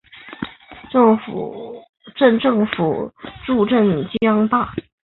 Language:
Chinese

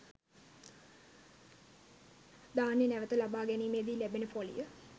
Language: Sinhala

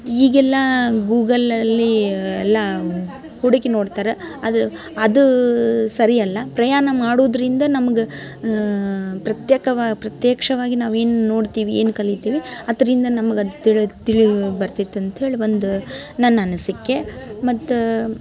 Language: Kannada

